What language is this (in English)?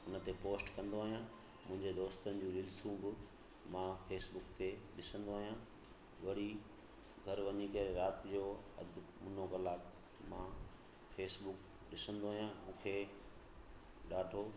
Sindhi